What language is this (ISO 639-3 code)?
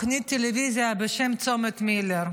heb